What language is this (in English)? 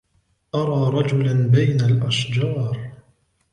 Arabic